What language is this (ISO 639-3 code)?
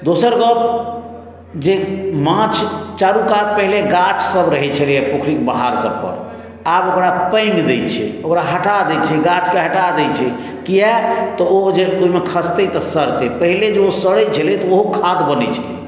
mai